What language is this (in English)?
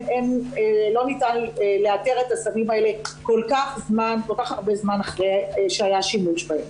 Hebrew